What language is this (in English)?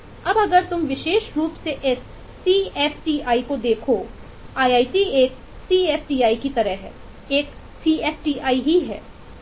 Hindi